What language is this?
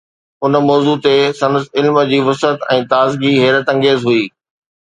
Sindhi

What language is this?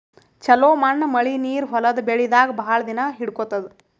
Kannada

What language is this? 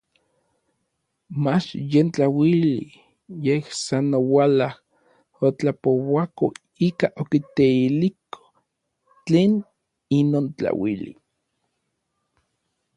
Orizaba Nahuatl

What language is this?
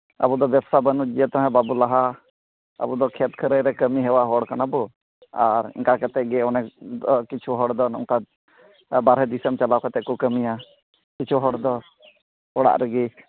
Santali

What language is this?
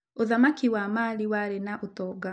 Kikuyu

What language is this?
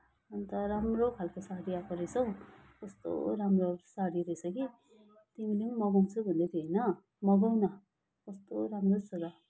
Nepali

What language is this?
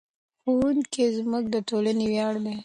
Pashto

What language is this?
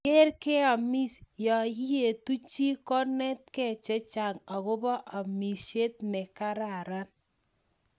Kalenjin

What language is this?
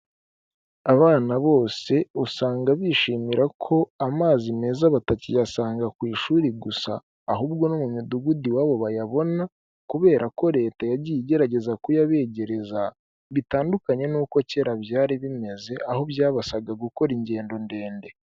Kinyarwanda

